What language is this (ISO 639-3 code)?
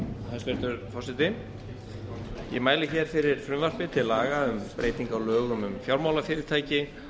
isl